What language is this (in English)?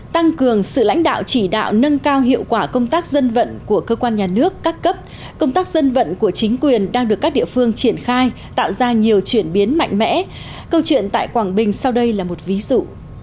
Vietnamese